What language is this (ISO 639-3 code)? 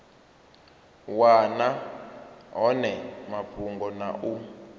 ven